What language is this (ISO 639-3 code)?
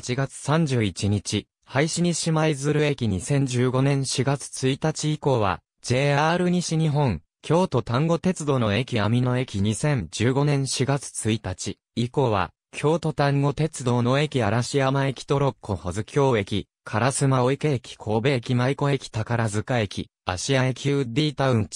jpn